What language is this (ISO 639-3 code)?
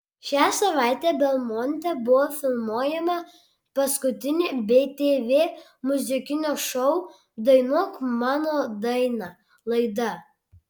lit